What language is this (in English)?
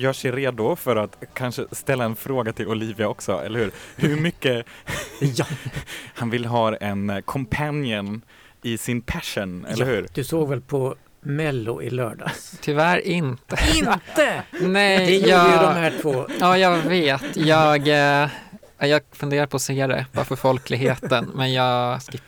Swedish